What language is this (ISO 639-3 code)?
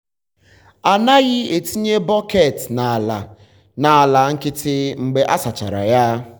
ibo